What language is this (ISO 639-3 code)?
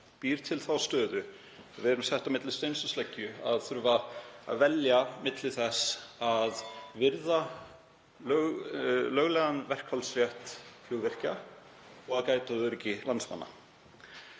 isl